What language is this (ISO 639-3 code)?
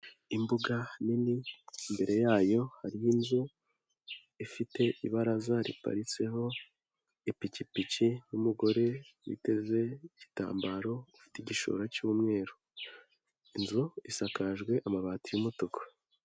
kin